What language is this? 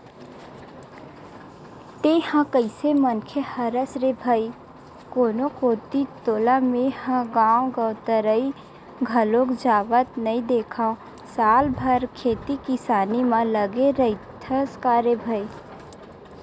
Chhattisgarhi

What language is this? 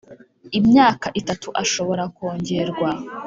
Kinyarwanda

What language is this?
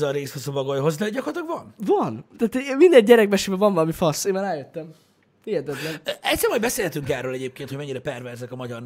Hungarian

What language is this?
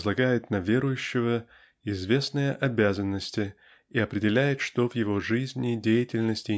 Russian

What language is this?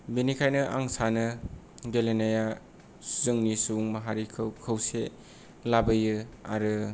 Bodo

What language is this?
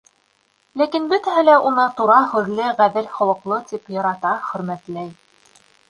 Bashkir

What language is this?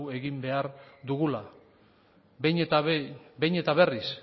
Basque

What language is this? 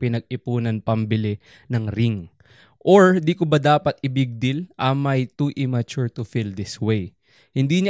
Filipino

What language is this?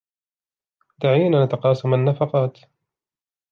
Arabic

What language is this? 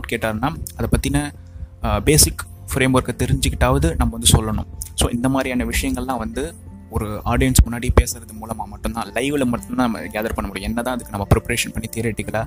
Tamil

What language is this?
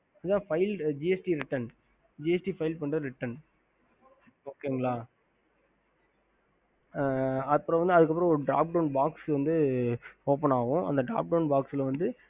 Tamil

